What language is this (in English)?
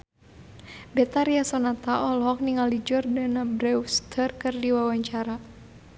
Sundanese